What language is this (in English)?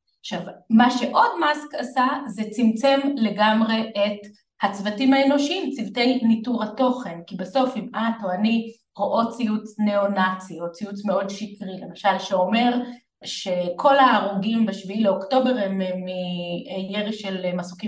Hebrew